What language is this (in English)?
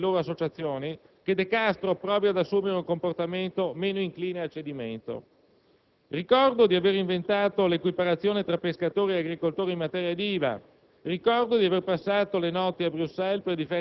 Italian